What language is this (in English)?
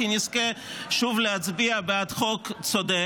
Hebrew